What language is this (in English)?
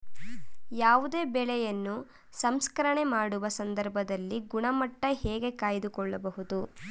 Kannada